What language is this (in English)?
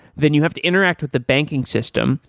English